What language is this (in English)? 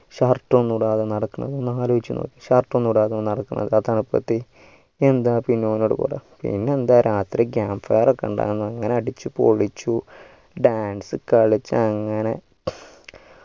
Malayalam